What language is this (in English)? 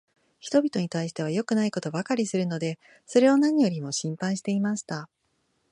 Japanese